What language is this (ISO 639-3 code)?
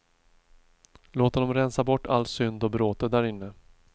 swe